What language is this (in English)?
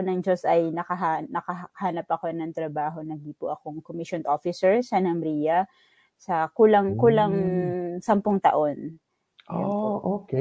Filipino